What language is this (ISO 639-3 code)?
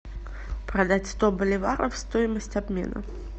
rus